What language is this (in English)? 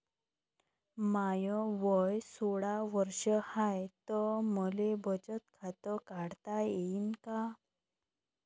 Marathi